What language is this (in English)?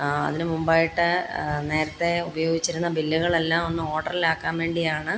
Malayalam